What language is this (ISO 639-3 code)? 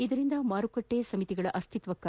kan